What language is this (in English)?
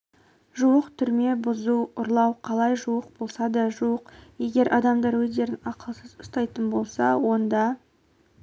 Kazakh